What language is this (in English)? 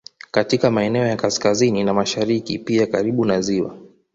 Swahili